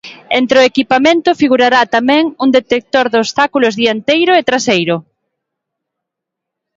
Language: Galician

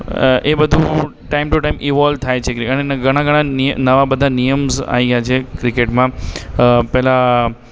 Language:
Gujarati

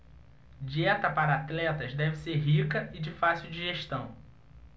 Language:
Portuguese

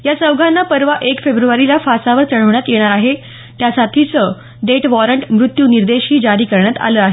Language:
Marathi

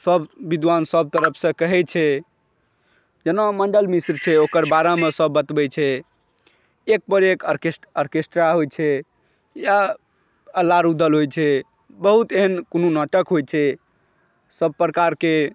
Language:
Maithili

